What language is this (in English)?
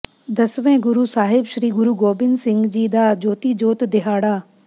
Punjabi